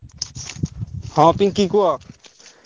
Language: Odia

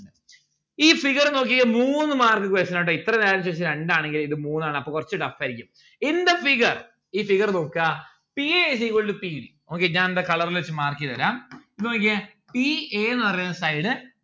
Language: Malayalam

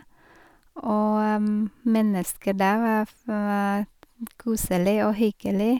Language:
Norwegian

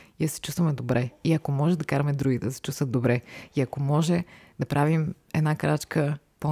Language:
Bulgarian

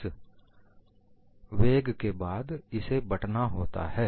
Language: Hindi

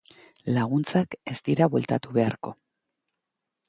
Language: Basque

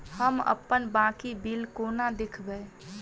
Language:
Maithili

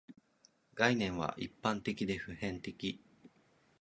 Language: Japanese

